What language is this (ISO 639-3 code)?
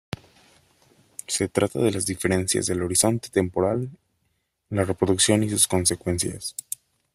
spa